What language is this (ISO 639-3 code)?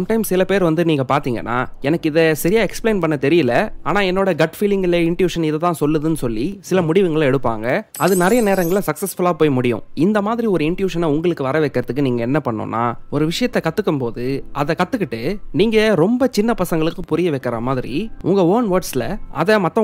tam